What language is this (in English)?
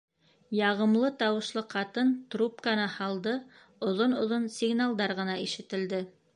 Bashkir